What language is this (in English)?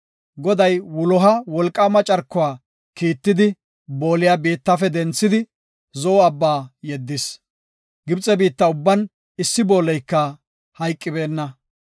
Gofa